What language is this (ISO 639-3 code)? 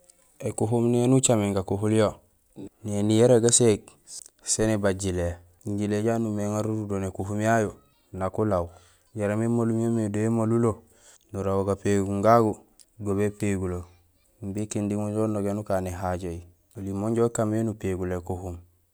gsl